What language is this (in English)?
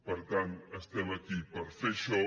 Catalan